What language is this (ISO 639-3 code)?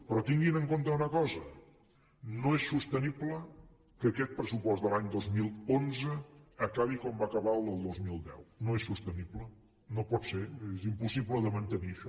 cat